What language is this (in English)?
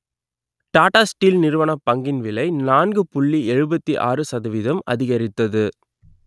Tamil